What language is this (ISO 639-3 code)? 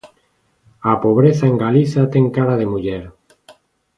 glg